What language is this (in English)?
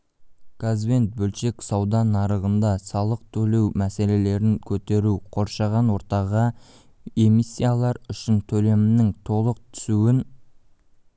Kazakh